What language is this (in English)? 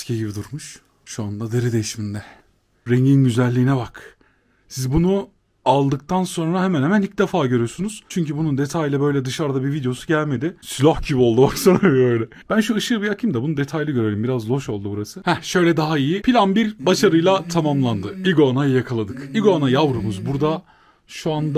Turkish